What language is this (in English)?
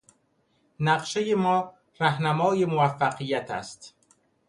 Persian